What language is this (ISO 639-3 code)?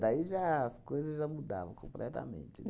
por